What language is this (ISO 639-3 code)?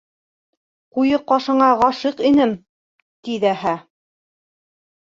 bak